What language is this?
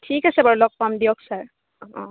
Assamese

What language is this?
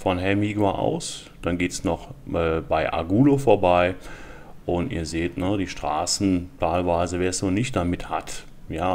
German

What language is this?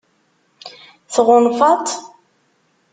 Kabyle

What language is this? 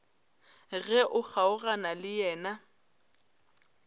Northern Sotho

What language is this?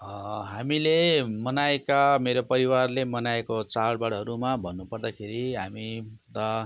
Nepali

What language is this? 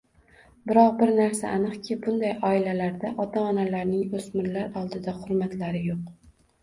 Uzbek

